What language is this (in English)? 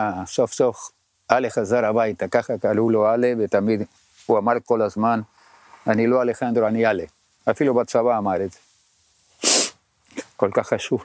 Hebrew